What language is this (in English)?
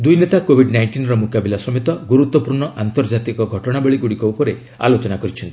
Odia